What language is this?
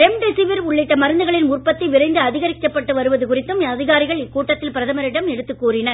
Tamil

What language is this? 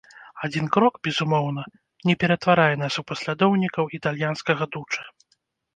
Belarusian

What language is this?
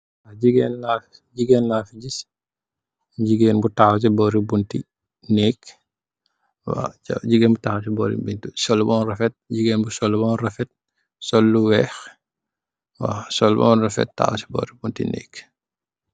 Wolof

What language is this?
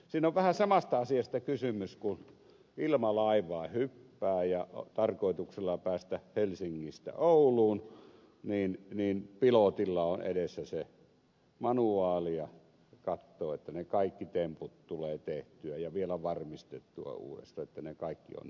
Finnish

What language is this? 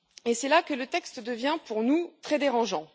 French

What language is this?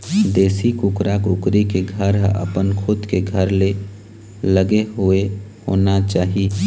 Chhattisgarhi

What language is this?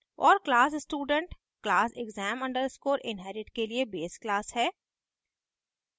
Hindi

